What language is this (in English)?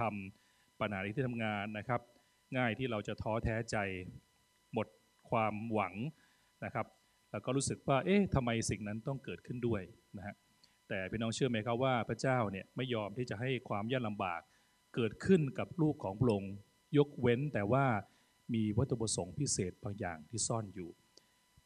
Thai